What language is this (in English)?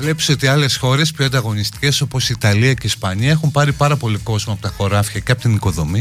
Greek